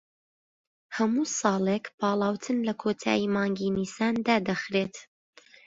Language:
Central Kurdish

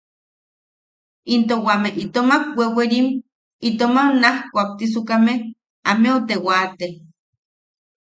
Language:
Yaqui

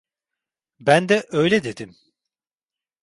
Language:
Turkish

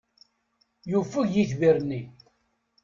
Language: Kabyle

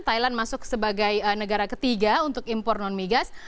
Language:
Indonesian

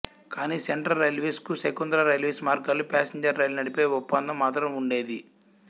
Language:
Telugu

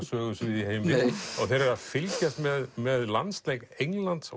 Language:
Icelandic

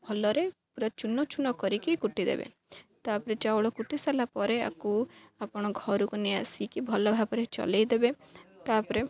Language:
Odia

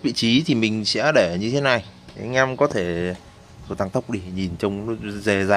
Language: Vietnamese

